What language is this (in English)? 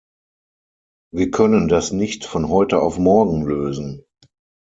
German